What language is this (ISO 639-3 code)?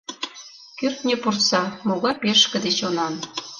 chm